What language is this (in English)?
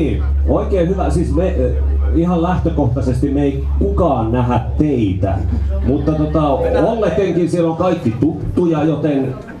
Finnish